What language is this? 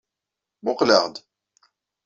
Kabyle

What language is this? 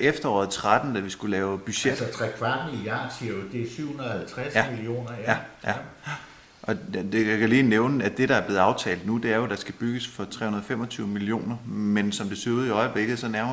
Danish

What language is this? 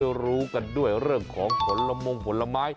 Thai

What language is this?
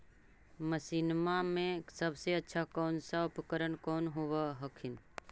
Magahi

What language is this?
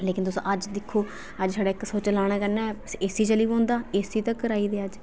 Dogri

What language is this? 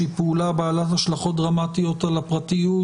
Hebrew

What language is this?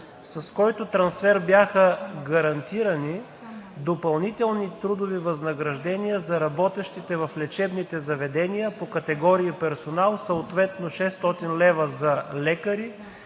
Bulgarian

